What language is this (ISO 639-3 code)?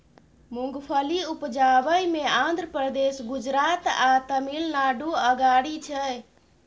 mai